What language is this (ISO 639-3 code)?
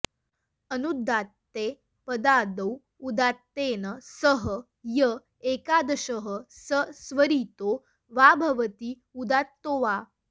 san